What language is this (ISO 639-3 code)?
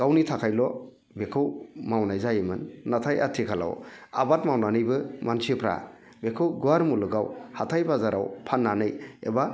brx